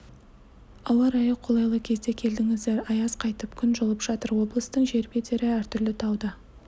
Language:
Kazakh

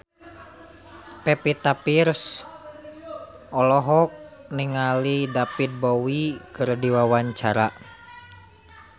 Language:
Sundanese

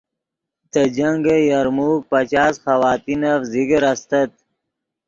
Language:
Yidgha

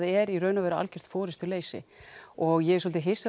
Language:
Icelandic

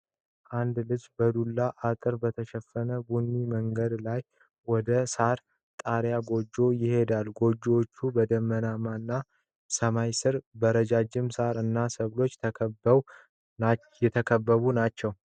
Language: Amharic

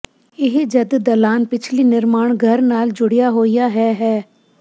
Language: Punjabi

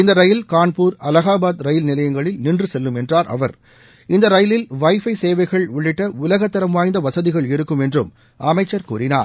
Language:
Tamil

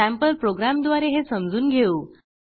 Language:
Marathi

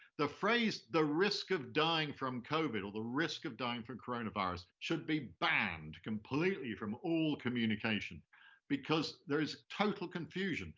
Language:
English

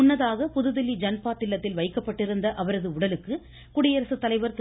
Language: Tamil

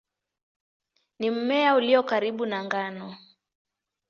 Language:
Swahili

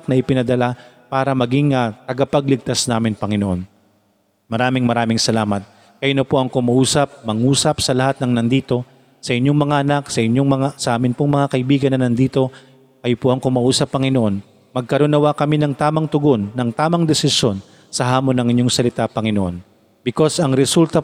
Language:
Filipino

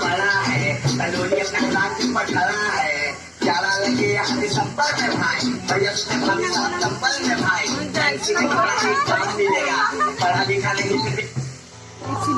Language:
Odia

